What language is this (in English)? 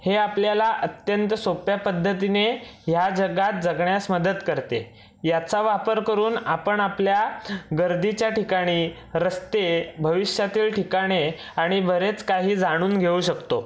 Marathi